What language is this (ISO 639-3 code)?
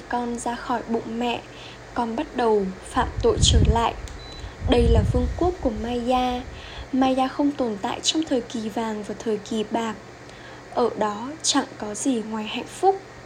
vie